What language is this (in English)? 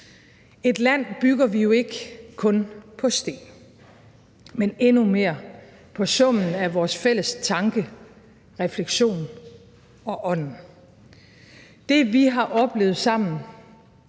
Danish